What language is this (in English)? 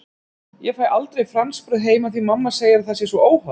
Icelandic